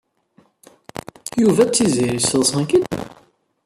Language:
Kabyle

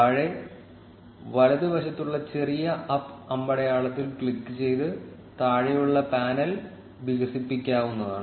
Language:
Malayalam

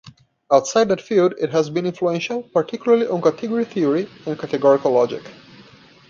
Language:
English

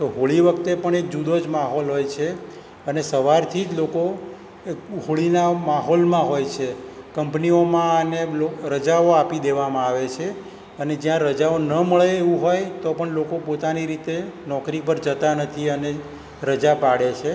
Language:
Gujarati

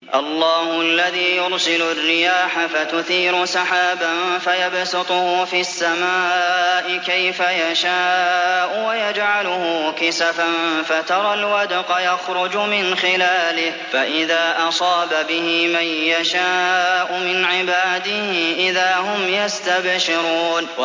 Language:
Arabic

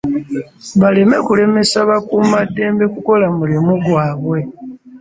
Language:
Ganda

